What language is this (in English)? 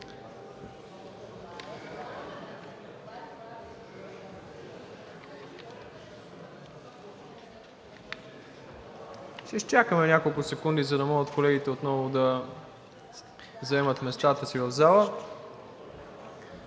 Bulgarian